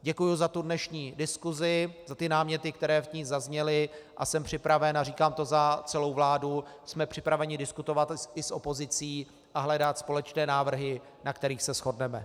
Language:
Czech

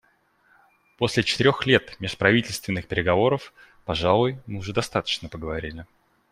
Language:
Russian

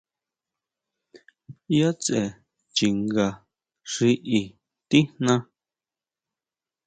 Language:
Huautla Mazatec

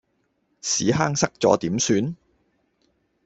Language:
Cantonese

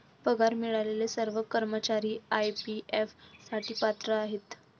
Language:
Marathi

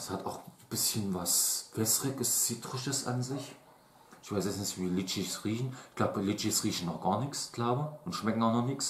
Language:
German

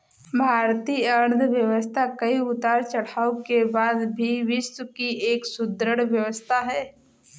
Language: Hindi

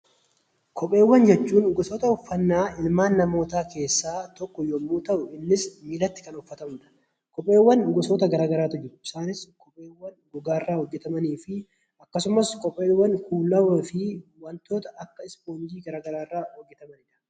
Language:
Oromo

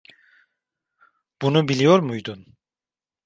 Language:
Turkish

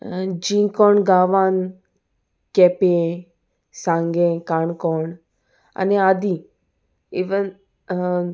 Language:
Konkani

